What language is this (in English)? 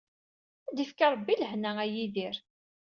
Kabyle